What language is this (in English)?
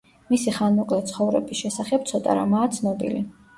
Georgian